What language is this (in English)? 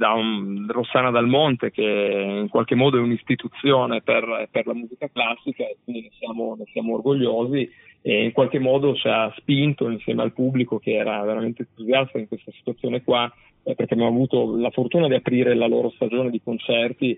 Italian